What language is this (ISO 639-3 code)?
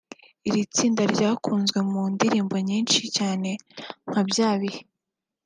kin